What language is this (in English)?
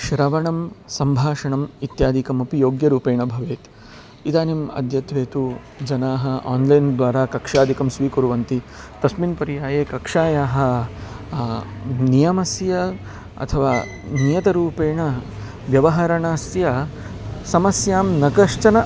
Sanskrit